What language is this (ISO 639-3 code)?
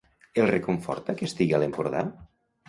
cat